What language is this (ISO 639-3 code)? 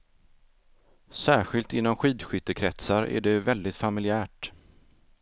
swe